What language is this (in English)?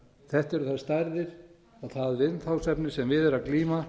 Icelandic